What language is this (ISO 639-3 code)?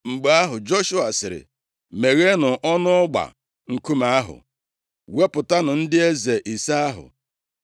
ibo